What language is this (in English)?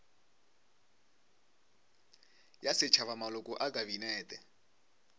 Northern Sotho